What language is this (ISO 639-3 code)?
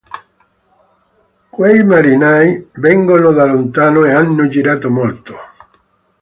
ita